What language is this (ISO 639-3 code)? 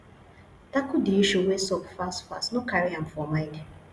pcm